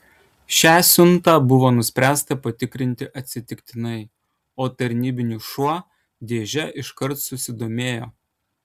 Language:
Lithuanian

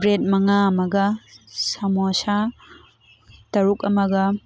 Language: Manipuri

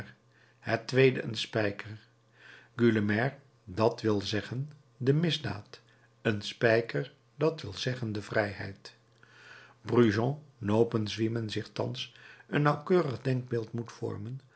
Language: Dutch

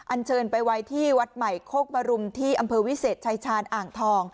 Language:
Thai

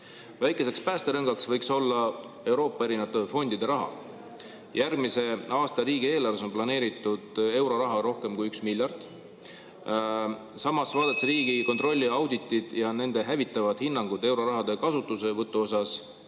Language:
Estonian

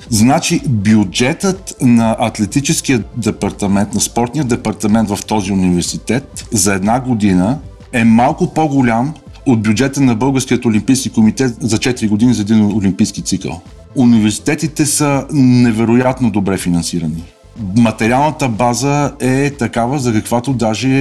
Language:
Bulgarian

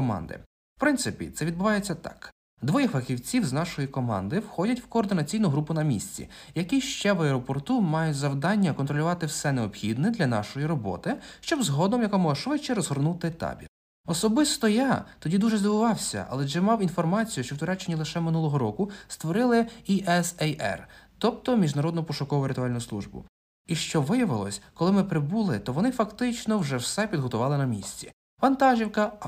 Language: Ukrainian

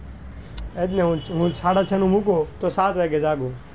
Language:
Gujarati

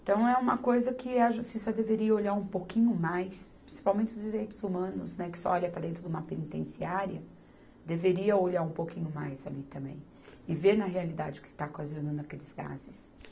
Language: Portuguese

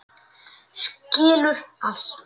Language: Icelandic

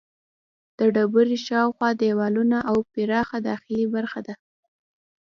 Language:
Pashto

